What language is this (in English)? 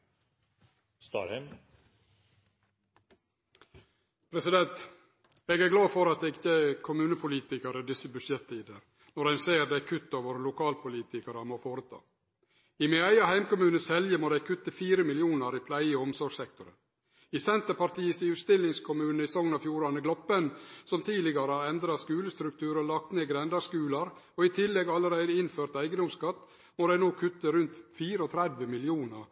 Norwegian